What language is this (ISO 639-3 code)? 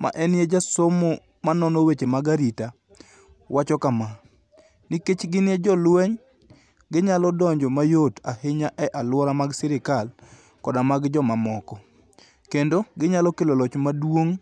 luo